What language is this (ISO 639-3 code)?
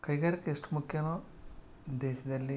kan